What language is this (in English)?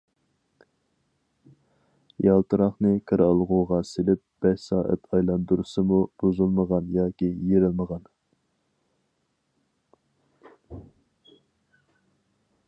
Uyghur